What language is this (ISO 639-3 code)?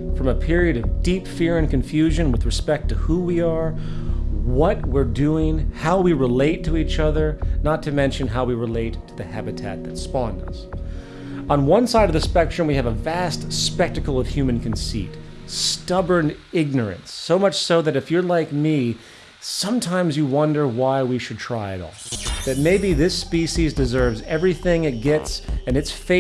eng